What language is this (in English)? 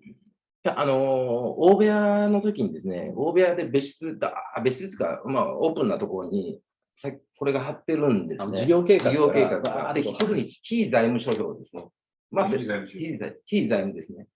Japanese